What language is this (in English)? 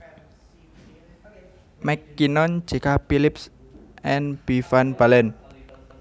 Javanese